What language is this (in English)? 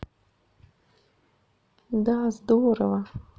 Russian